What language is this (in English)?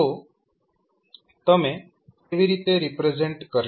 Gujarati